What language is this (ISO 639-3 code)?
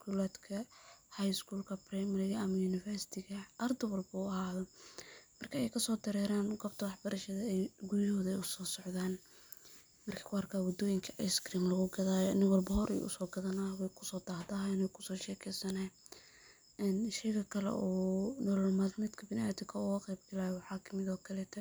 som